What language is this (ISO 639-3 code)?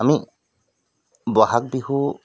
asm